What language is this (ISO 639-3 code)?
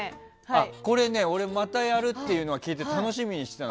jpn